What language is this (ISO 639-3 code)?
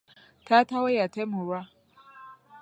lug